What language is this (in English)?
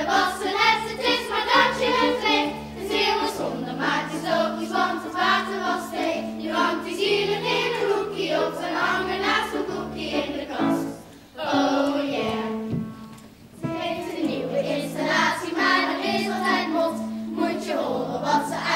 Dutch